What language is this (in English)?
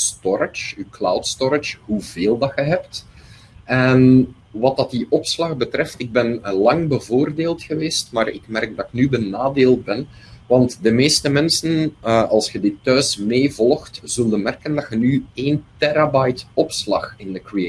Dutch